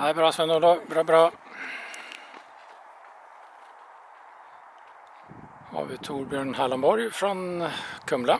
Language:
Swedish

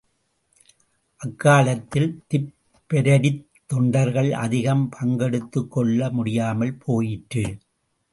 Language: Tamil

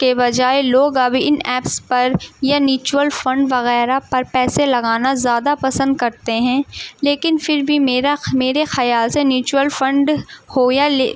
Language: Urdu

